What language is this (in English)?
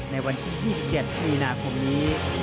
Thai